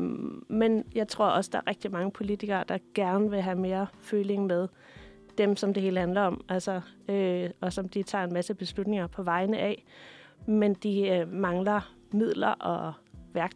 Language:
Danish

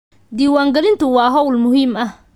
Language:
Somali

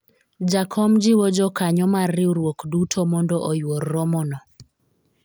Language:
Luo (Kenya and Tanzania)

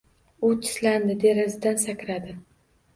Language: Uzbek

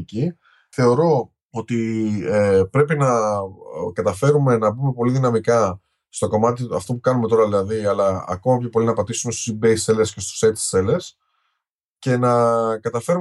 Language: Greek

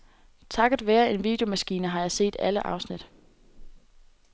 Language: Danish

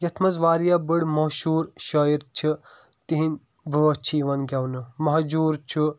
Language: Kashmiri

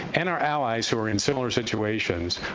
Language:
English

